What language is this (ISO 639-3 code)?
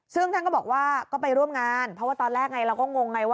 tha